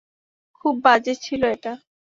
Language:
Bangla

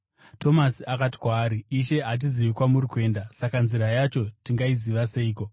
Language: Shona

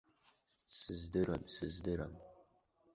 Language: Abkhazian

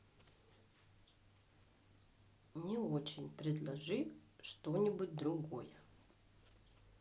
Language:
Russian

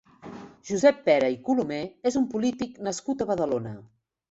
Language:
Catalan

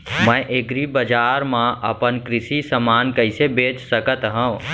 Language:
Chhattisgarhi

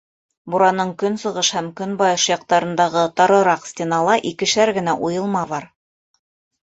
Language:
Bashkir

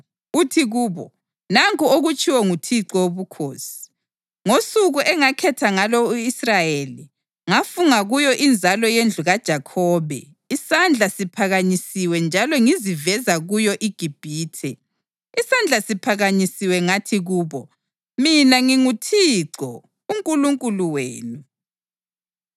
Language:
North Ndebele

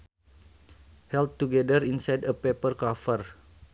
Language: Sundanese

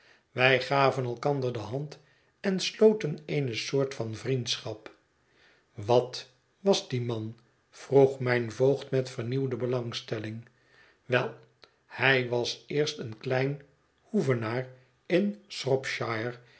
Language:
Dutch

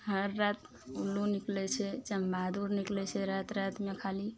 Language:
Maithili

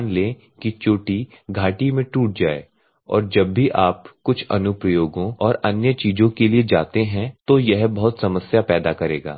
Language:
Hindi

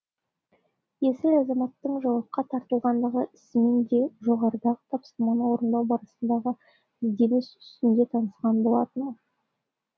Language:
Kazakh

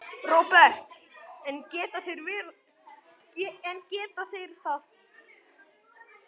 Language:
Icelandic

